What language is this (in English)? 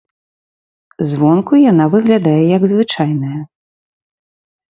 Belarusian